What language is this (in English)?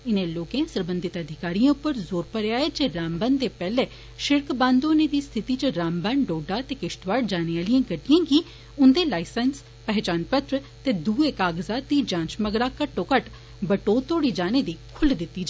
Dogri